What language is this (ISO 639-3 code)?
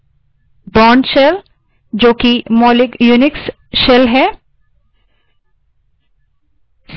hin